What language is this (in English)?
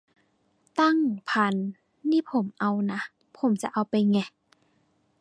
Thai